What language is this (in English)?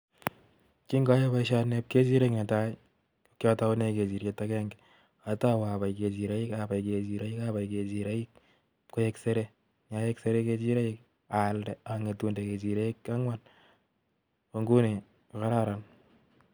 Kalenjin